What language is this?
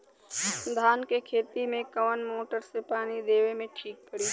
Bhojpuri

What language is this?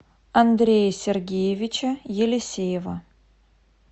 Russian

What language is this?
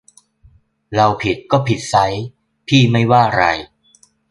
Thai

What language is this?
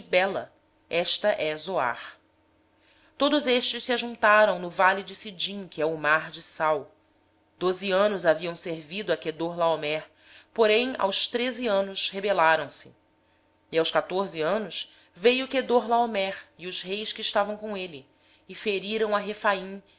Portuguese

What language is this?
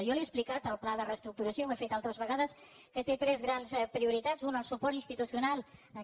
Catalan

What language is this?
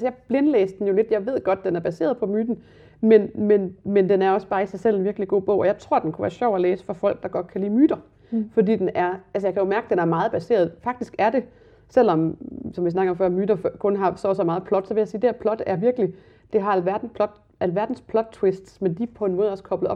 Danish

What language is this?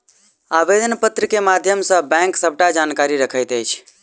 Maithili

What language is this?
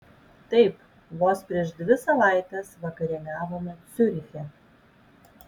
Lithuanian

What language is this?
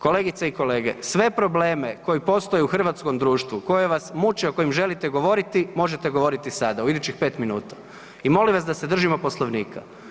Croatian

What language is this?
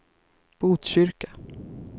Swedish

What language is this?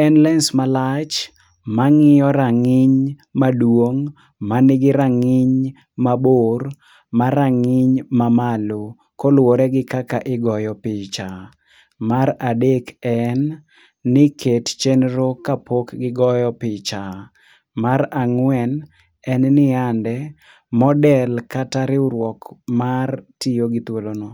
Luo (Kenya and Tanzania)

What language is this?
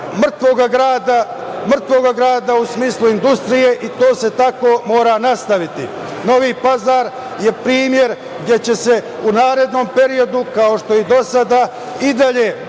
Serbian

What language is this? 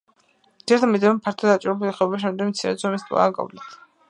Georgian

